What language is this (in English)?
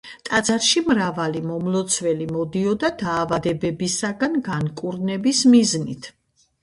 Georgian